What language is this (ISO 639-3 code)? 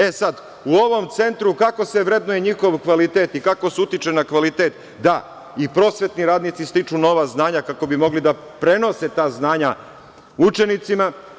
srp